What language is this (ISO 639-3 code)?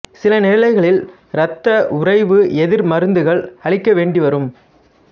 tam